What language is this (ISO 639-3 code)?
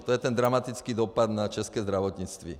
ces